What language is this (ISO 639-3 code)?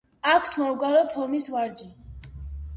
kat